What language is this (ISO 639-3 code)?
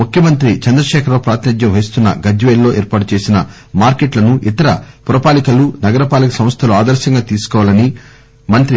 tel